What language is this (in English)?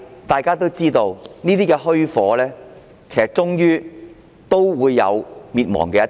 Cantonese